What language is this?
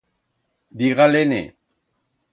Aragonese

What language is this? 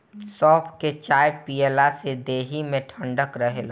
Bhojpuri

